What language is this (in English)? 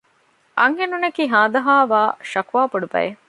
Divehi